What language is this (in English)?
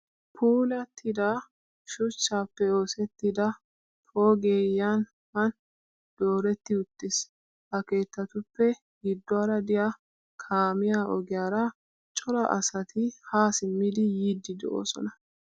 Wolaytta